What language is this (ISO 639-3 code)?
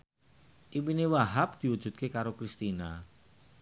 jav